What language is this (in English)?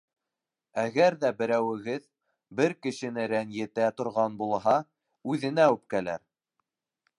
Bashkir